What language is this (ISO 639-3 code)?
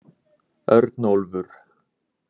isl